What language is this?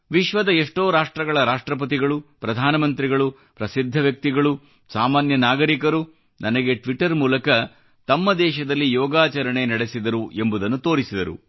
Kannada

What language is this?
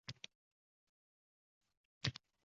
Uzbek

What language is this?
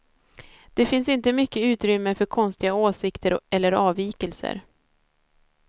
Swedish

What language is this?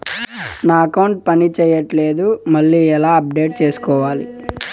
Telugu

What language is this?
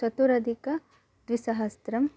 Sanskrit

